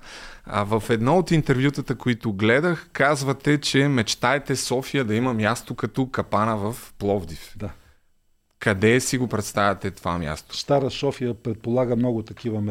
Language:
Bulgarian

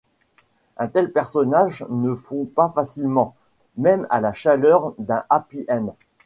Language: French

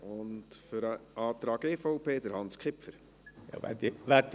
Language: Swiss German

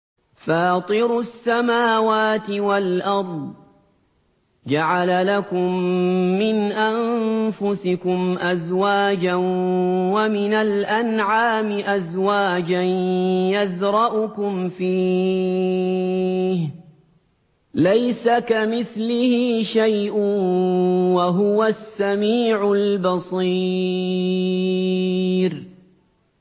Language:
Arabic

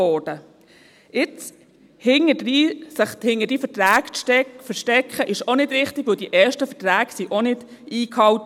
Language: Swiss German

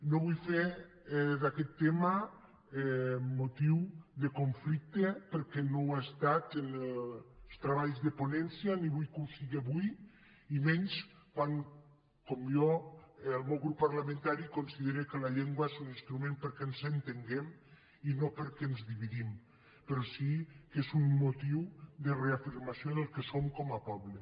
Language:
Catalan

